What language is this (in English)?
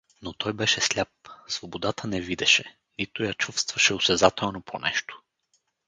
Bulgarian